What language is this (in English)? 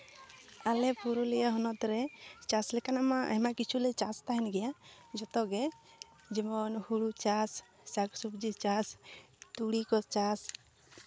Santali